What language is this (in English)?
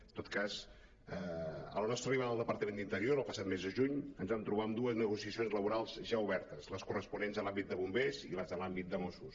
Catalan